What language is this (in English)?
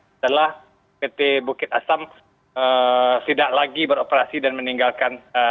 Indonesian